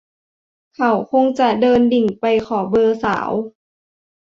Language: Thai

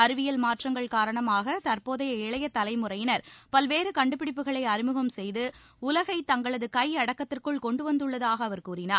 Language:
Tamil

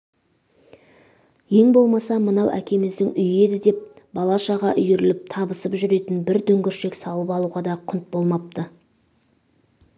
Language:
Kazakh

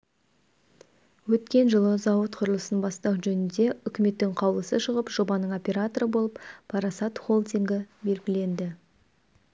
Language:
Kazakh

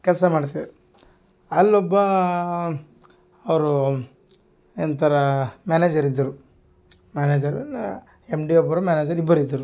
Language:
Kannada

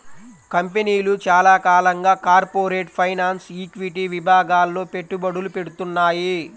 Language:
Telugu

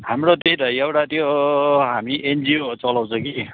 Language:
Nepali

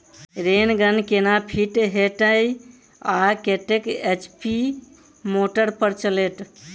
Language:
Maithili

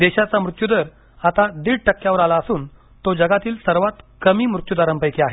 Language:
Marathi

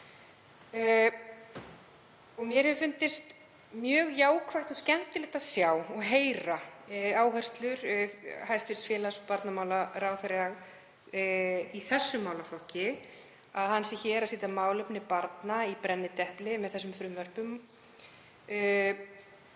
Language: Icelandic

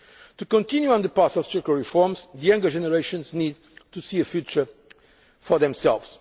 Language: English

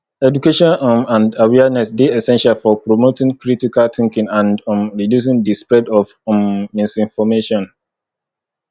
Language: Nigerian Pidgin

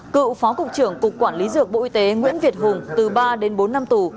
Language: Vietnamese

